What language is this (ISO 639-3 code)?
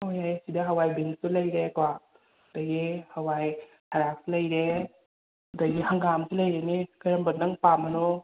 mni